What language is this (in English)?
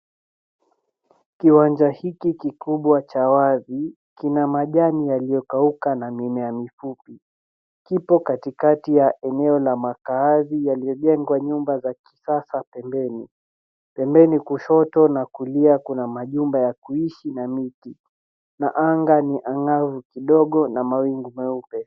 Swahili